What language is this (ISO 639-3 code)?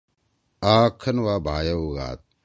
trw